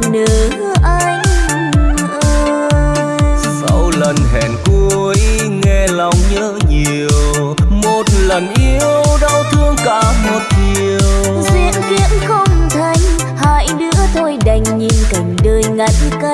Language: Vietnamese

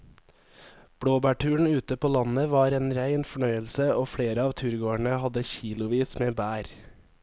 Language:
Norwegian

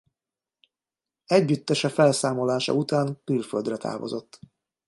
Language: Hungarian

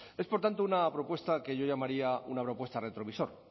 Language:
Spanish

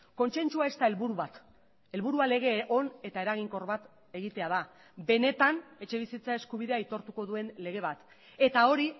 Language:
Basque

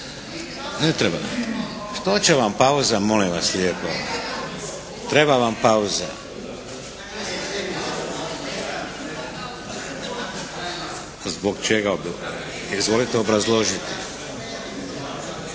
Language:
Croatian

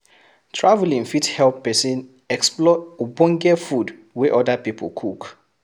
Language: Nigerian Pidgin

